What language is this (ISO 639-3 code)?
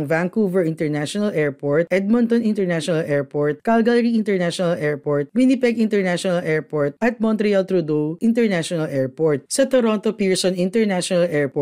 fil